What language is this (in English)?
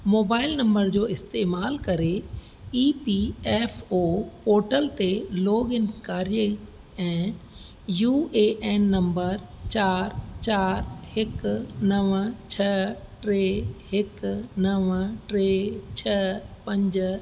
Sindhi